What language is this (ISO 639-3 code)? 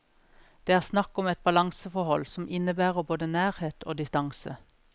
nor